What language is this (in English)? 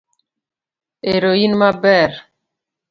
Luo (Kenya and Tanzania)